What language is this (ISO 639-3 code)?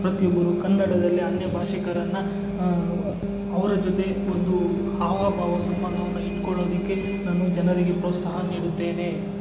kan